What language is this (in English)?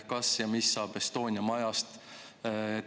Estonian